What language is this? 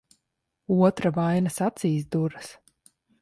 Latvian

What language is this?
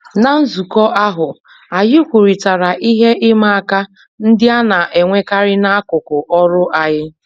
Igbo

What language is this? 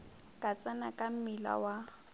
Northern Sotho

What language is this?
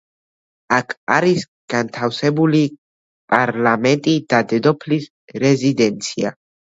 Georgian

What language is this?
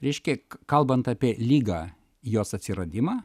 Lithuanian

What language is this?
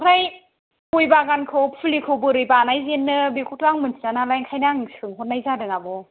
Bodo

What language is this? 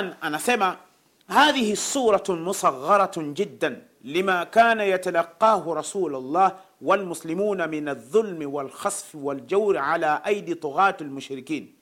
Swahili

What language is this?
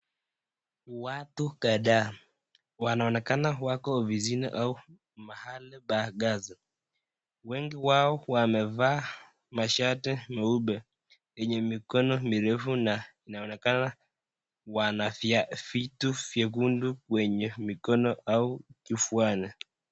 Swahili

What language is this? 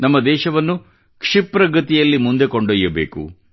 Kannada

